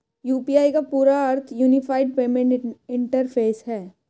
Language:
Hindi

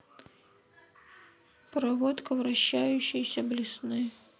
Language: Russian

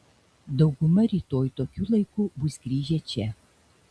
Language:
Lithuanian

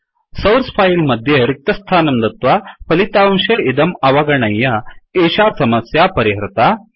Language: Sanskrit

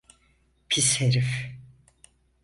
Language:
Turkish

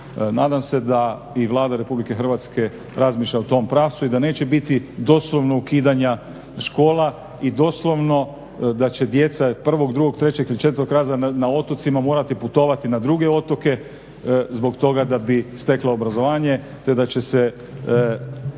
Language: Croatian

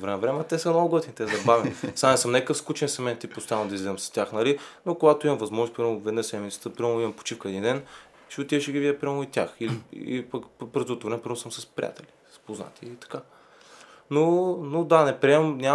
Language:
Bulgarian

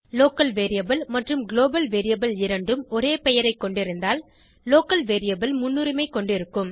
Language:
Tamil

